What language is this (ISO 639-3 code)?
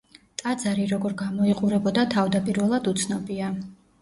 kat